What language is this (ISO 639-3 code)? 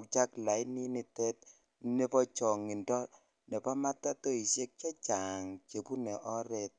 kln